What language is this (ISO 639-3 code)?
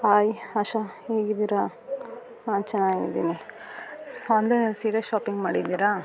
kan